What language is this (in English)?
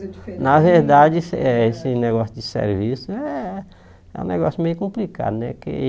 Portuguese